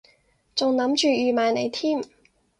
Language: Cantonese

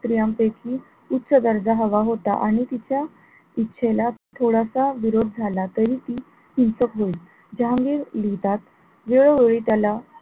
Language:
Marathi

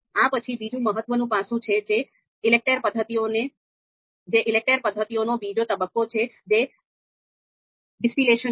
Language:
Gujarati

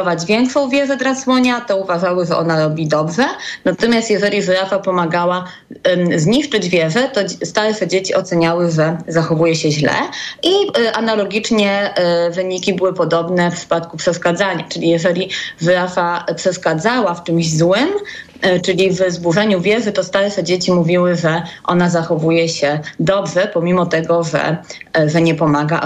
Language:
Polish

